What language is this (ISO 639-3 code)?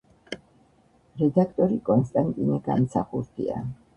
kat